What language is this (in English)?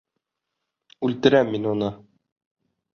Bashkir